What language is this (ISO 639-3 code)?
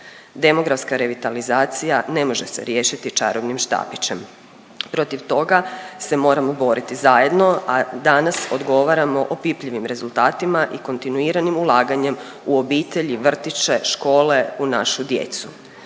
hrv